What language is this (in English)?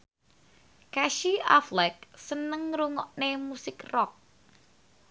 Javanese